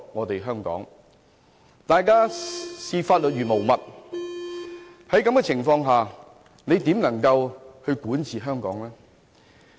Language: Cantonese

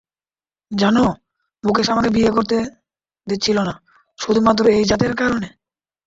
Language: Bangla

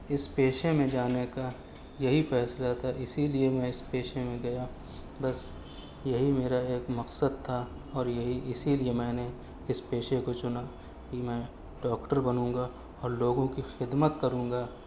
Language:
Urdu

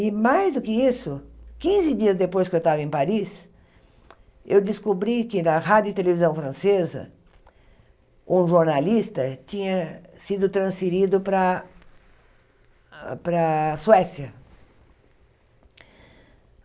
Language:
Portuguese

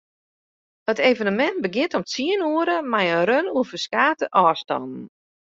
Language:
Western Frisian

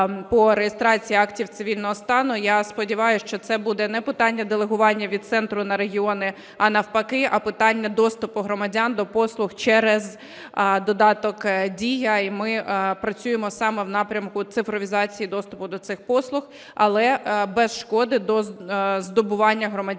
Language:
Ukrainian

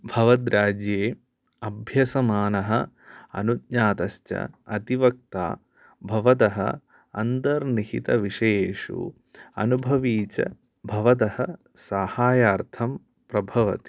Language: Sanskrit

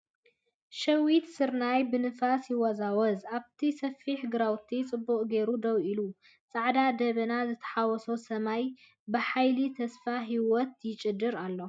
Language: Tigrinya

